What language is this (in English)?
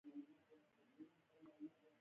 Pashto